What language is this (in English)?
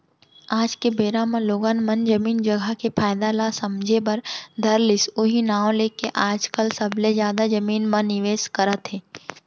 Chhattisgarhi